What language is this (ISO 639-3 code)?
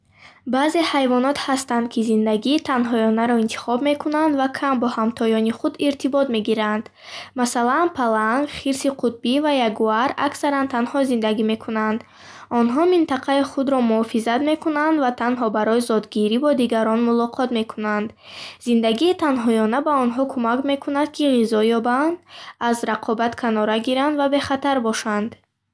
bhh